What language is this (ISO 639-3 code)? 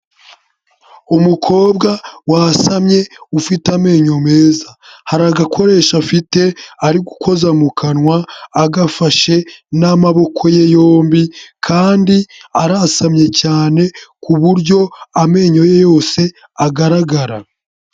kin